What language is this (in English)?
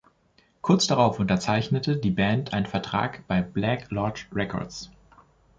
German